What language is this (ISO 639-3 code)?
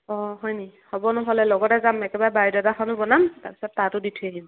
asm